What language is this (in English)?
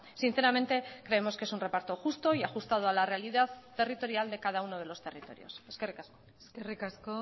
Spanish